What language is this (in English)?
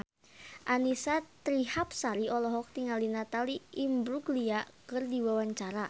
Sundanese